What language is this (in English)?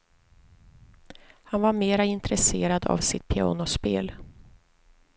Swedish